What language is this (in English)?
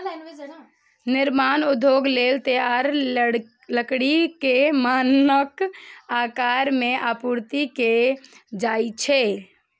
Maithili